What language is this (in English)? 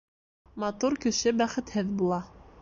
Bashkir